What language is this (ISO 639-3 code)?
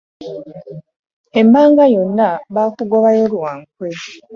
lug